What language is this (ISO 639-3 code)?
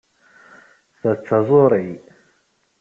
kab